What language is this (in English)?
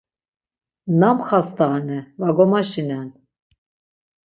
Laz